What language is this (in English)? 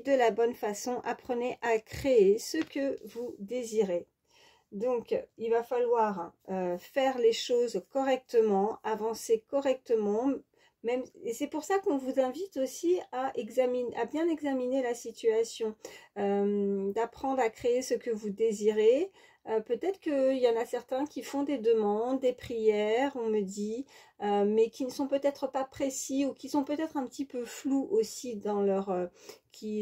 French